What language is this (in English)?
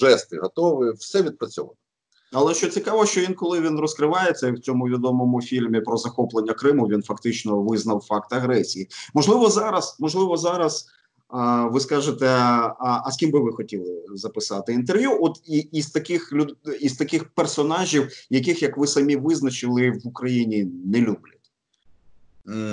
Ukrainian